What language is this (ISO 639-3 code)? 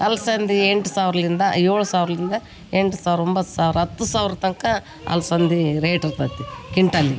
kan